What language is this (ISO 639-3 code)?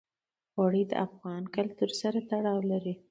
pus